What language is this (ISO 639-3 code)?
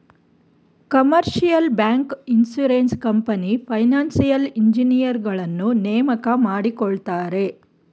kan